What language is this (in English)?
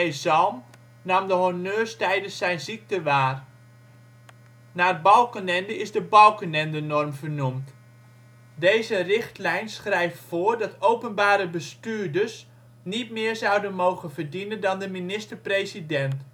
Dutch